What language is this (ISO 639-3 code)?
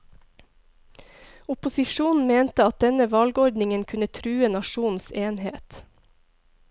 nor